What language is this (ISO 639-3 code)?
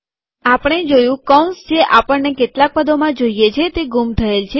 guj